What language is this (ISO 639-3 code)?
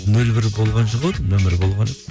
kaz